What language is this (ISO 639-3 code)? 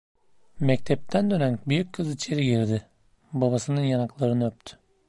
tur